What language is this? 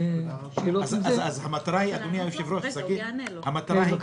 Hebrew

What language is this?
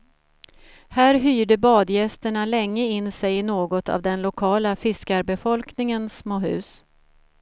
Swedish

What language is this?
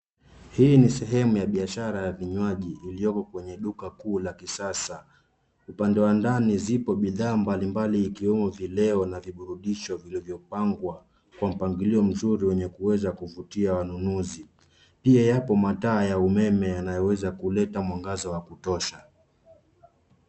Swahili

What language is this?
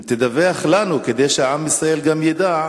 Hebrew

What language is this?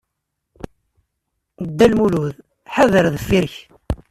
Kabyle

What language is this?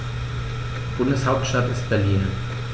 German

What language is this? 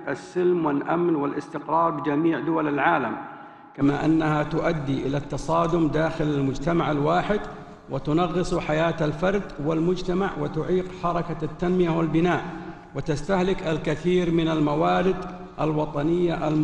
Arabic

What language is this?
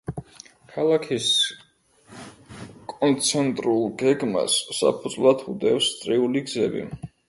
Georgian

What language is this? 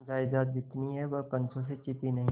Hindi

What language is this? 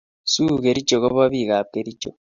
Kalenjin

